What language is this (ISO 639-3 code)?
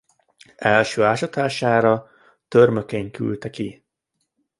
hun